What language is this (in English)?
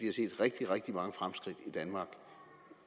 Danish